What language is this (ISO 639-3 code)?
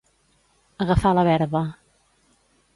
cat